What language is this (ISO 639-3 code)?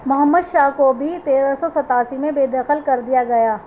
urd